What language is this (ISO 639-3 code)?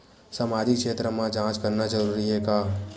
hne